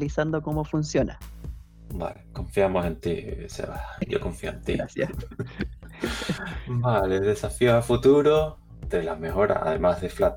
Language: Spanish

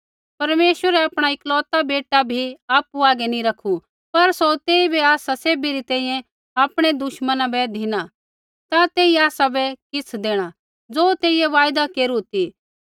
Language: Kullu Pahari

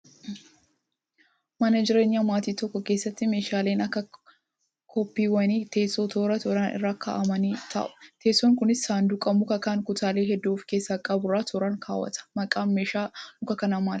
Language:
Oromo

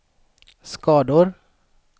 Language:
Swedish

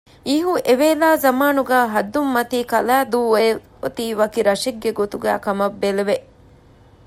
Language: Divehi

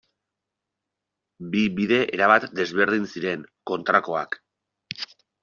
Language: Basque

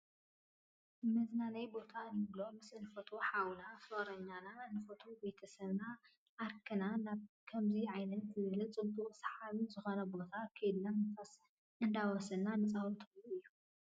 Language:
Tigrinya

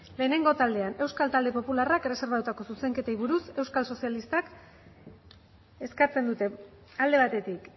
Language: Basque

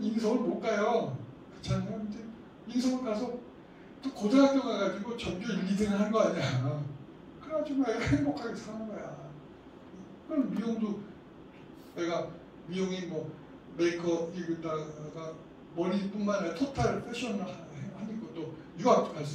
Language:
Korean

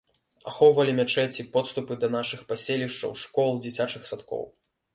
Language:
Belarusian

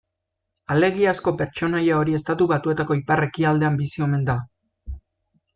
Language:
Basque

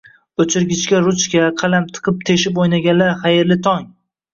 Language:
Uzbek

